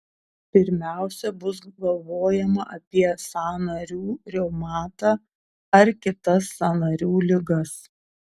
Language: Lithuanian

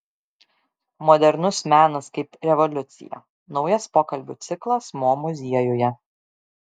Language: Lithuanian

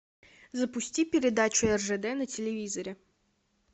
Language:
Russian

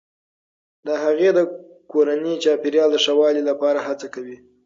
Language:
Pashto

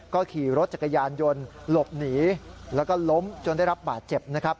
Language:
Thai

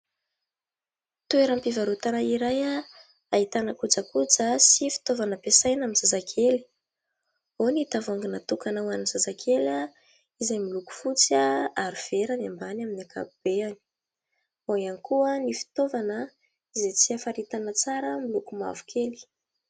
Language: Malagasy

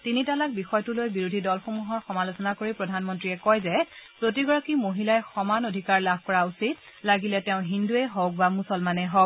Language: Assamese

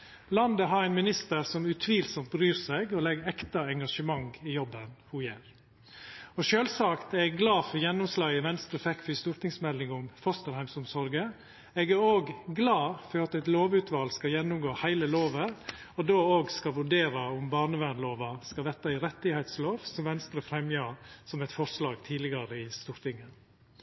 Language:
Norwegian Nynorsk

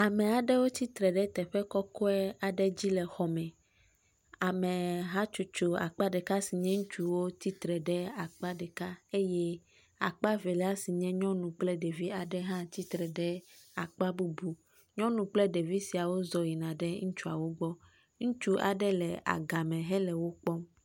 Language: Ewe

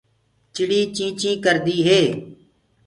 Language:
Gurgula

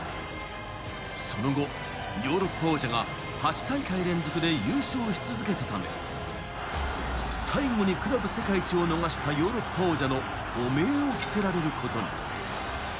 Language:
Japanese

